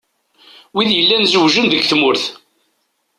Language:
Kabyle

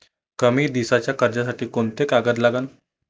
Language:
Marathi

